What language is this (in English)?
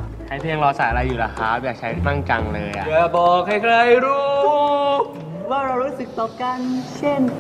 Thai